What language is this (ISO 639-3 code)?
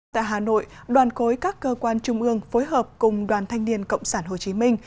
vie